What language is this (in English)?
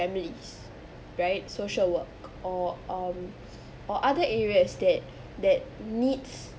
English